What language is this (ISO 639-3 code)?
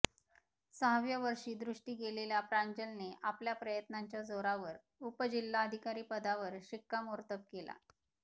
mar